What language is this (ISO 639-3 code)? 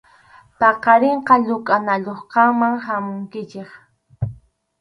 qxu